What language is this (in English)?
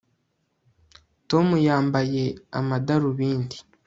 Kinyarwanda